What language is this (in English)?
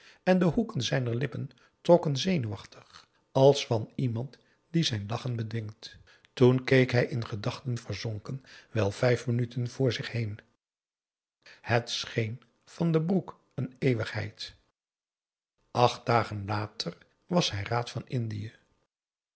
Dutch